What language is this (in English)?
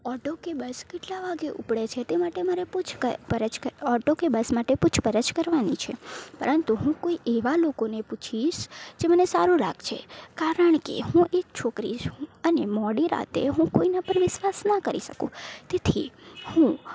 Gujarati